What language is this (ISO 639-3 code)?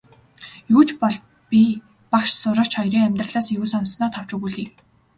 mon